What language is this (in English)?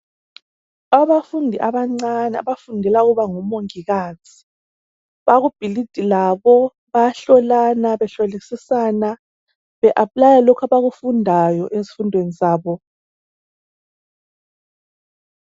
North Ndebele